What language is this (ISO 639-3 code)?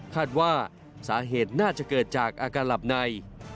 tha